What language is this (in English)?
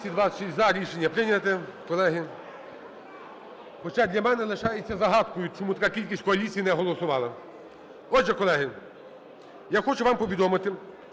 Ukrainian